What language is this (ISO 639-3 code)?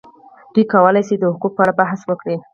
pus